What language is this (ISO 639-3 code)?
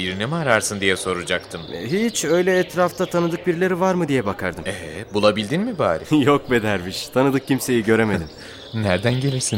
tur